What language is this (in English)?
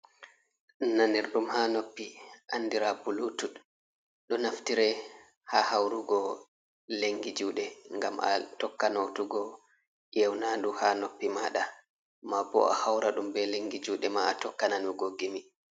Fula